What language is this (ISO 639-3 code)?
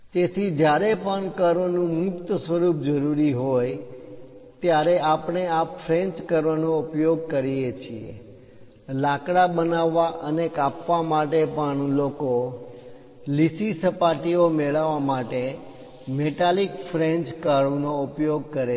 guj